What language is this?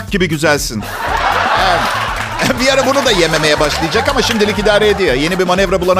Turkish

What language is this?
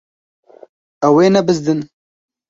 Kurdish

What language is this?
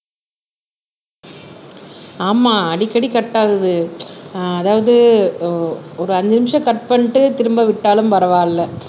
Tamil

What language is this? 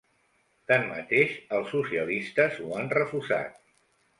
Catalan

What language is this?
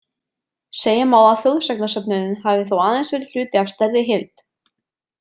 Icelandic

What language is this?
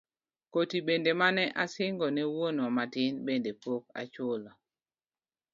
Luo (Kenya and Tanzania)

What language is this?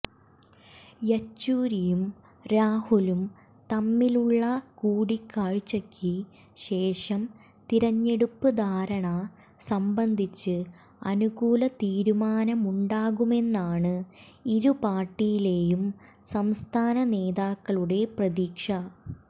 Malayalam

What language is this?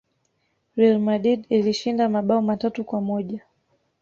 Swahili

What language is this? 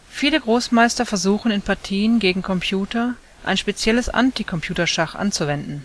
German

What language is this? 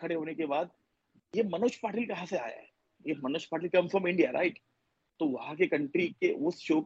Urdu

